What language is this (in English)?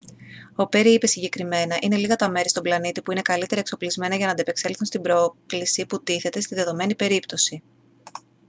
Greek